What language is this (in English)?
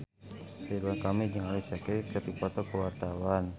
Sundanese